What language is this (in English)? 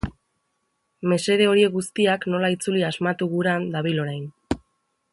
Basque